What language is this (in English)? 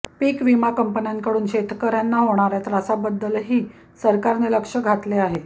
Marathi